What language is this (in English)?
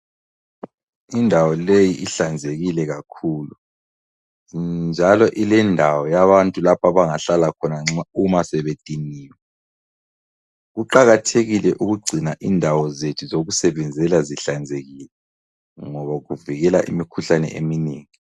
North Ndebele